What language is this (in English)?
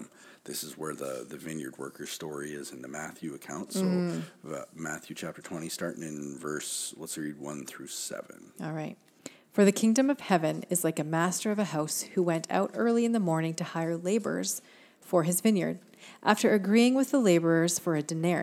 English